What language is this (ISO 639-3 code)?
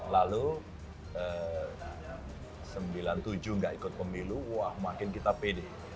ind